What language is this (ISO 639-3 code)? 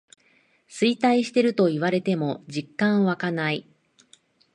jpn